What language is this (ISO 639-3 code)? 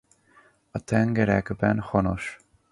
hun